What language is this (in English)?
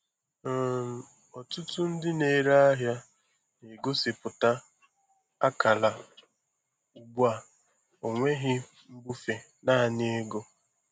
Igbo